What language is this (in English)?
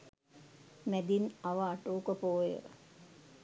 Sinhala